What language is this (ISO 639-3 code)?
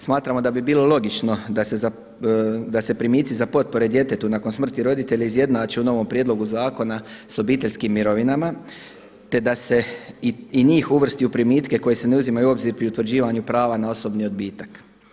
hrv